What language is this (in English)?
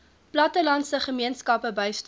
Afrikaans